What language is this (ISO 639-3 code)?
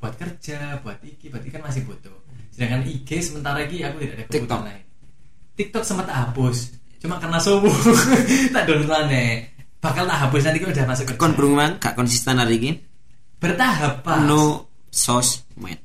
ind